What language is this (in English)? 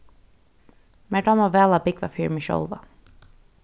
Faroese